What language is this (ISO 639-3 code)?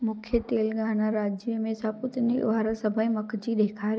snd